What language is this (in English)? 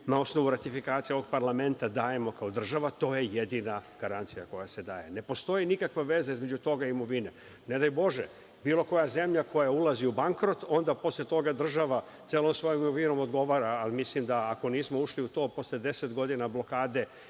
Serbian